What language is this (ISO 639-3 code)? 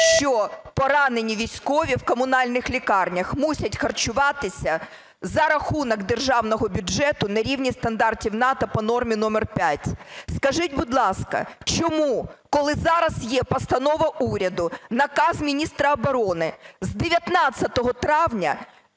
ukr